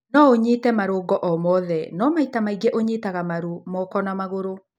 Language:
Kikuyu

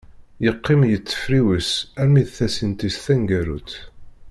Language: Kabyle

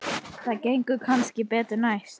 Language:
Icelandic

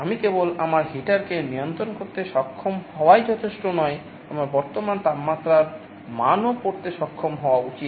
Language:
Bangla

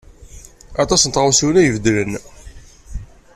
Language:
Kabyle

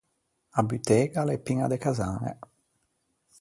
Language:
Ligurian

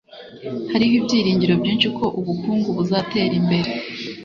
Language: Kinyarwanda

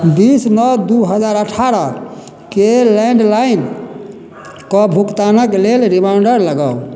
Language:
Maithili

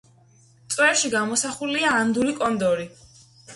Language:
Georgian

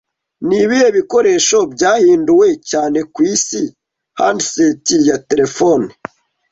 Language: Kinyarwanda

